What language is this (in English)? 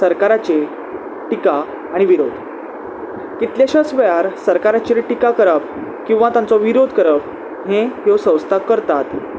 Konkani